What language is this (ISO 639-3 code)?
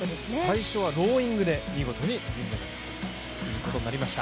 jpn